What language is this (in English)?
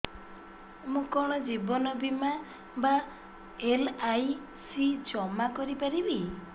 Odia